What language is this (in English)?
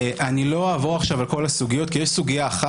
Hebrew